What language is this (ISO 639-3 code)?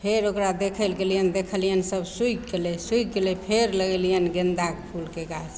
mai